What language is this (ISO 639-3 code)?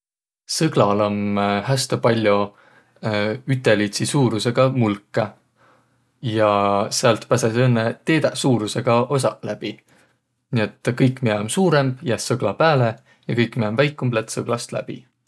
vro